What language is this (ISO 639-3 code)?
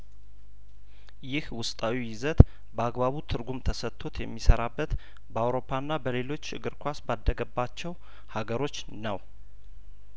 amh